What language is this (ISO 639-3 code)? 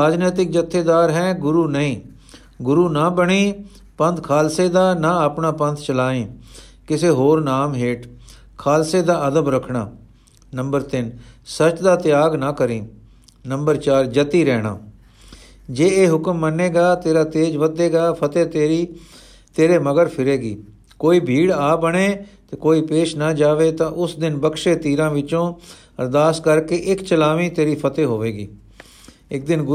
pan